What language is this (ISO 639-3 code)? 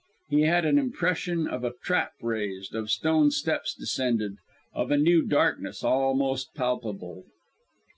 eng